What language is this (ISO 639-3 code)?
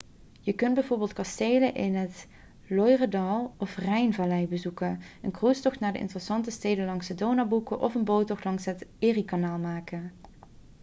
nld